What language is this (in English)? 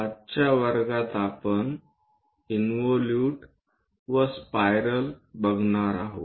Marathi